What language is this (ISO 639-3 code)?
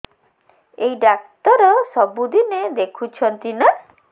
ori